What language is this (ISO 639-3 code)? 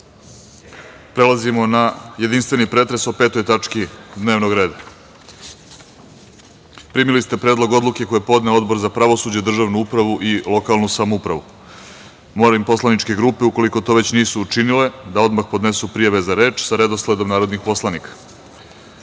srp